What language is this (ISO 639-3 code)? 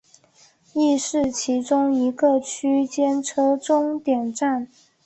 zho